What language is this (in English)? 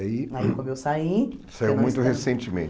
Portuguese